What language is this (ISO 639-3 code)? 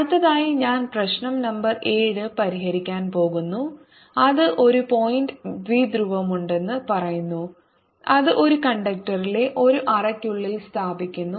mal